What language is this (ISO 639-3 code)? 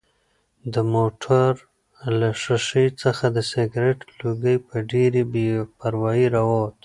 pus